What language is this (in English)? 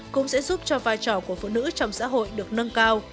Vietnamese